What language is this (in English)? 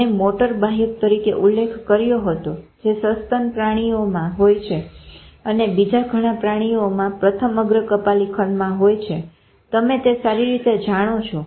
Gujarati